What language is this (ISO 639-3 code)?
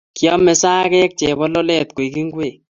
kln